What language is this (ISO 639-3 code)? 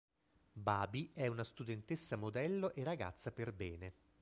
ita